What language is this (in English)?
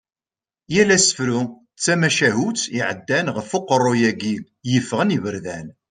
Kabyle